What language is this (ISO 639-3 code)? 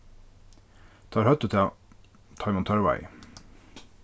fao